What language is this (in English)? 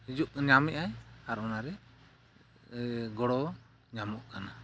Santali